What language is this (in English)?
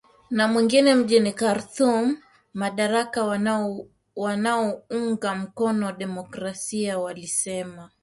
Swahili